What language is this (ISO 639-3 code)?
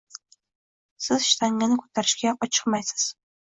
uzb